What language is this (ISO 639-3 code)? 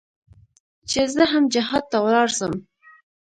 pus